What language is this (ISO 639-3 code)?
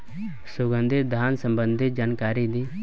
bho